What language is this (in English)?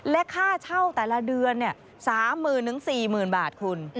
Thai